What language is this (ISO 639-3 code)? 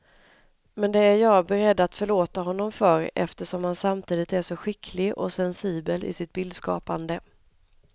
swe